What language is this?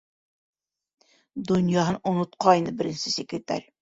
Bashkir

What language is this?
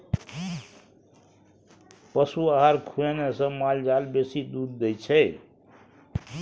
Maithili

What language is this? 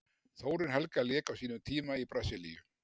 Icelandic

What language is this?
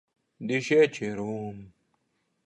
Slovenian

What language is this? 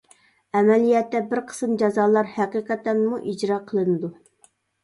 Uyghur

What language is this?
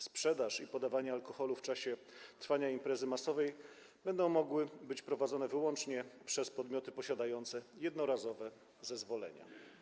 Polish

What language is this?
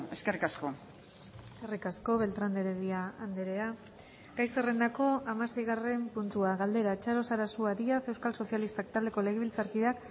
Basque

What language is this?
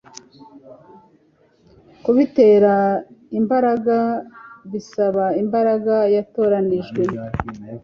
Kinyarwanda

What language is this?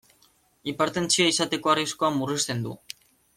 Basque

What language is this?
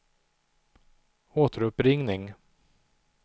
Swedish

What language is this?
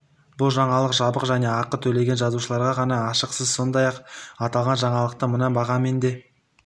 Kazakh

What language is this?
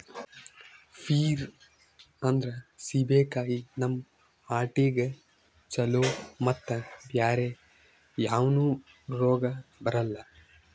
Kannada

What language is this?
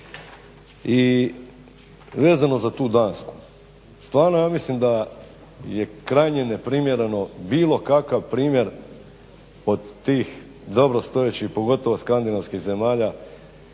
Croatian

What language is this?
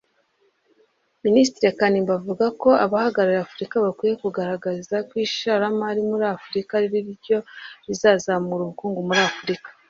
Kinyarwanda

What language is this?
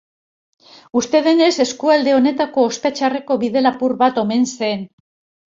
Basque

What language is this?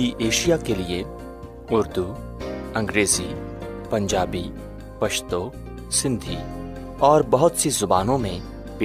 Urdu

